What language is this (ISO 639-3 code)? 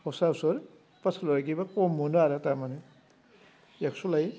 brx